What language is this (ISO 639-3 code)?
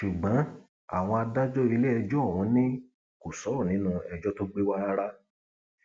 yor